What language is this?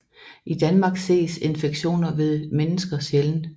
Danish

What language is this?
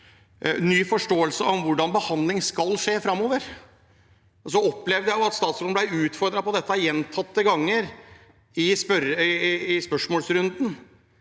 Norwegian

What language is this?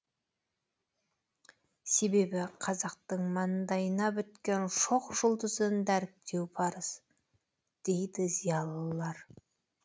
Kazakh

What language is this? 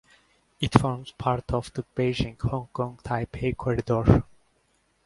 English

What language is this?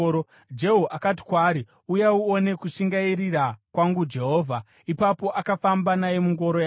Shona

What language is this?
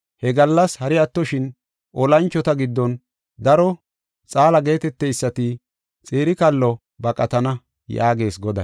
Gofa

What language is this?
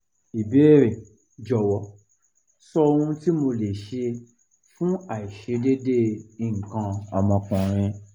Yoruba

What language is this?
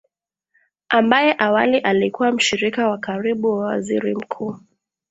Swahili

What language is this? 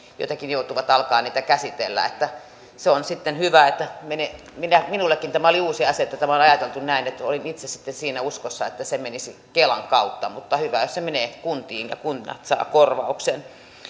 Finnish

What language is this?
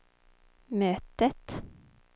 Swedish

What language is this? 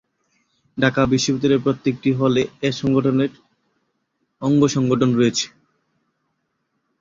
Bangla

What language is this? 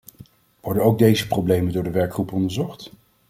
Dutch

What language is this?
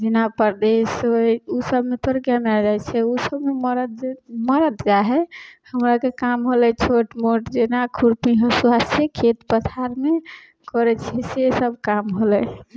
Maithili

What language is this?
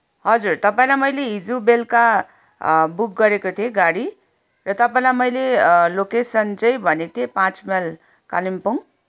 Nepali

